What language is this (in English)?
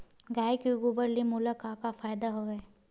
Chhattisgarhi